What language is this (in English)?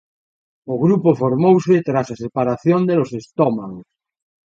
Galician